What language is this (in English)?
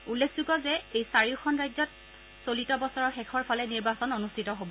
Assamese